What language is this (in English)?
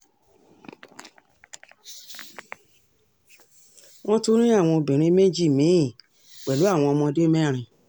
Yoruba